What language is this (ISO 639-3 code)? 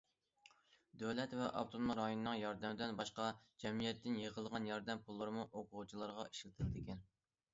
uig